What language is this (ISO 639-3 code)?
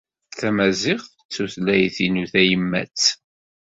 kab